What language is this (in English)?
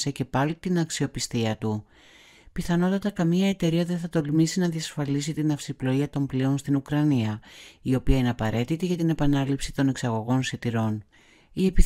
Greek